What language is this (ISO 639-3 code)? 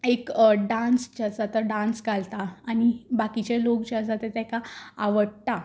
kok